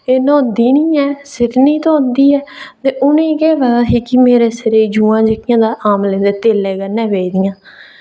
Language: Dogri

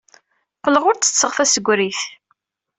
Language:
Kabyle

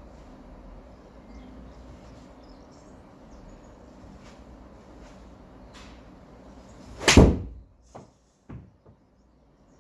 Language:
Korean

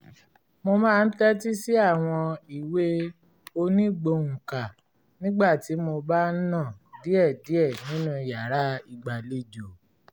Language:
Yoruba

